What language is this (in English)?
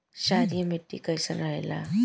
Bhojpuri